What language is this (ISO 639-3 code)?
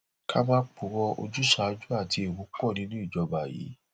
yor